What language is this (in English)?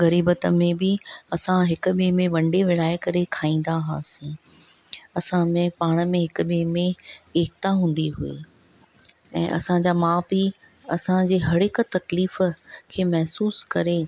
Sindhi